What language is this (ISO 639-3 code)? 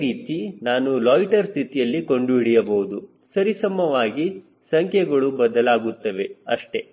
kan